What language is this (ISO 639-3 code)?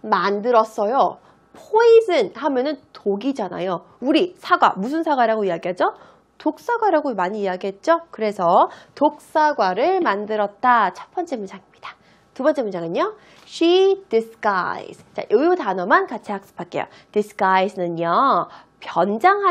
kor